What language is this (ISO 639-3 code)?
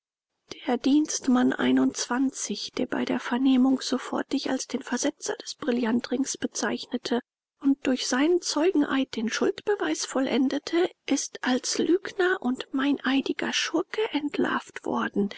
deu